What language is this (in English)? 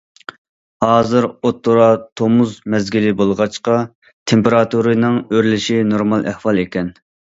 Uyghur